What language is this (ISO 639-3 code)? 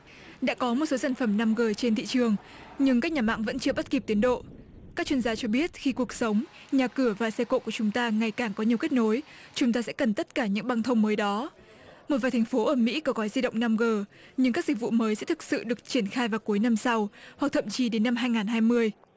vie